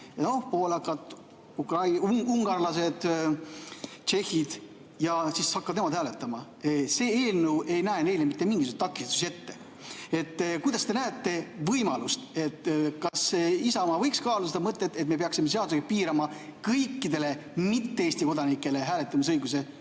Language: Estonian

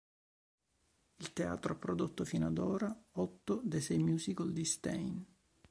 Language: Italian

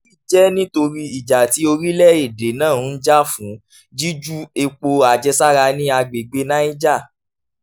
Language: Yoruba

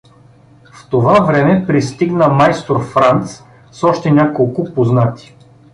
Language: Bulgarian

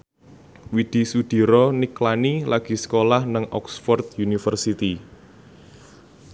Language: Javanese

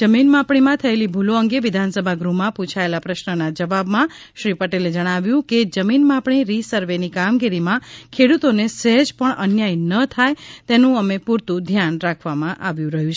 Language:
Gujarati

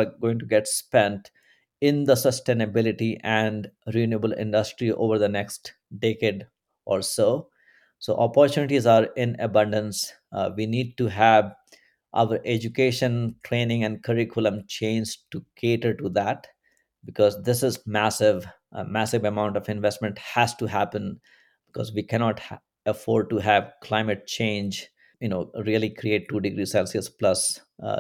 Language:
English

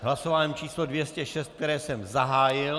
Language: Czech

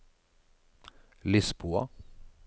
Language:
Norwegian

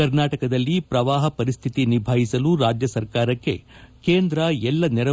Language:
Kannada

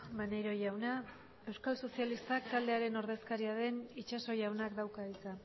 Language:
Basque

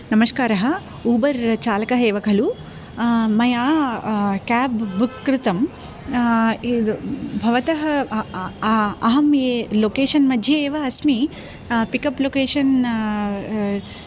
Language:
Sanskrit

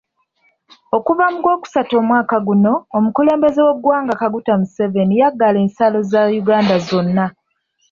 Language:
Ganda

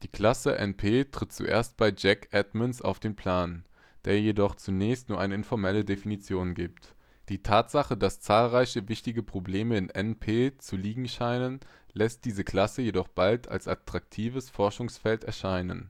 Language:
German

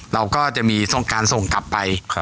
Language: Thai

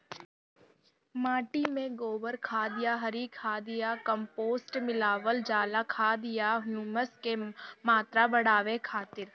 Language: Bhojpuri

